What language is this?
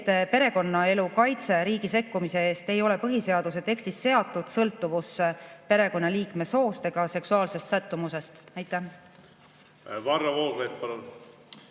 Estonian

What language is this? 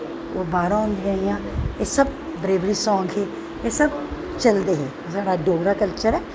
Dogri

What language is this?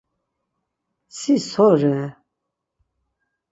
Laz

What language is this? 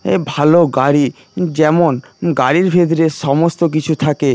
Bangla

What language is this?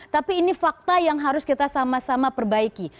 Indonesian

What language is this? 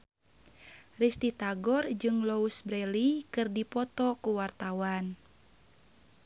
Sundanese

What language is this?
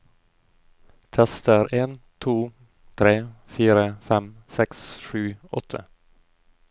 Norwegian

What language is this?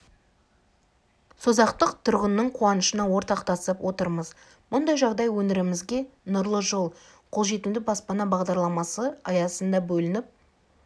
Kazakh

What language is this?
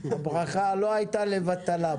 Hebrew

